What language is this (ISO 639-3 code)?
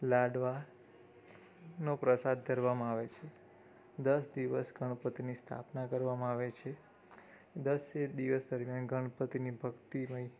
guj